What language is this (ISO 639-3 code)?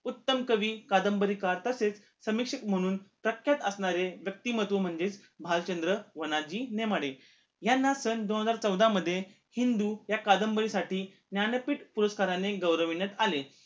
mar